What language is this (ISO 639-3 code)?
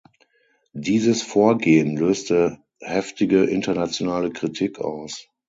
deu